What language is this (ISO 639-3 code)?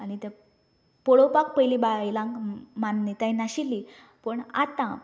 kok